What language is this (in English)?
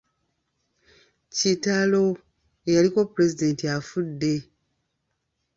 Ganda